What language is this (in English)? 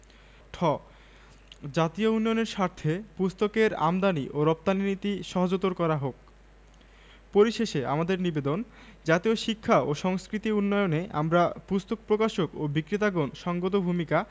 Bangla